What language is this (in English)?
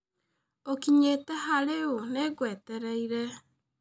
Kikuyu